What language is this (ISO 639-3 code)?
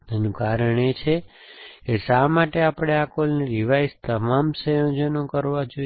guj